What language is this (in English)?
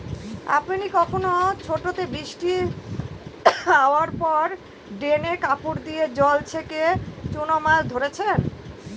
Bangla